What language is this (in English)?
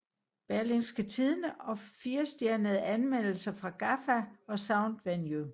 Danish